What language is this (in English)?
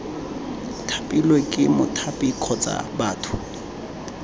Tswana